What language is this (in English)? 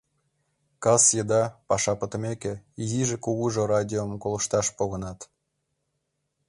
Mari